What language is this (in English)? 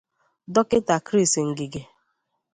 Igbo